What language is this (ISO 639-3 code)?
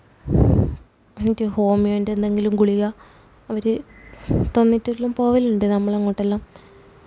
mal